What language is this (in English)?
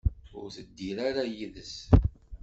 Kabyle